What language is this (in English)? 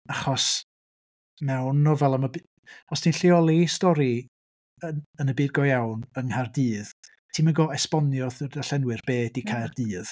Welsh